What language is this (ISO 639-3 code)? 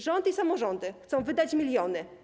pol